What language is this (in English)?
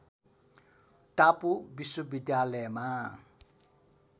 Nepali